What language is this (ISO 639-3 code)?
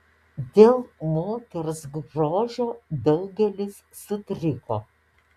lit